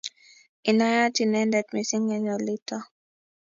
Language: Kalenjin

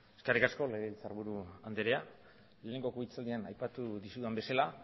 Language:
Basque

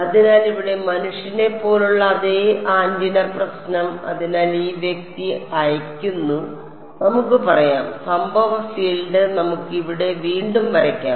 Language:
Malayalam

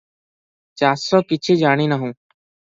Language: Odia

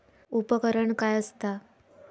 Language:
Marathi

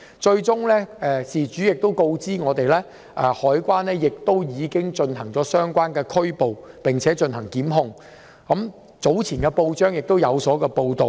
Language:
Cantonese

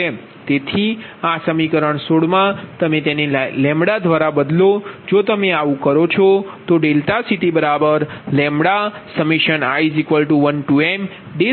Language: Gujarati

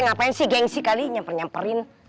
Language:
Indonesian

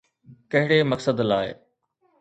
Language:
Sindhi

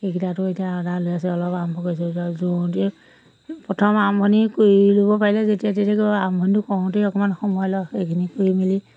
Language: Assamese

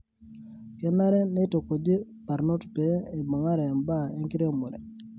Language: Masai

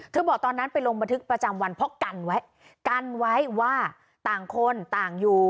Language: Thai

